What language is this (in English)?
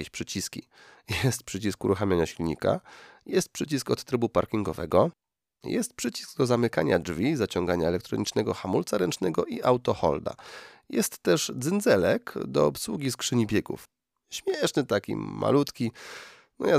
Polish